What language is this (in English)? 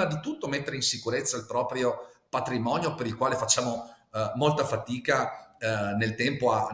Italian